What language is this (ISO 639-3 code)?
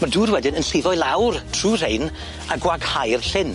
cym